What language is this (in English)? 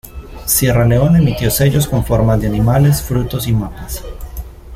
Spanish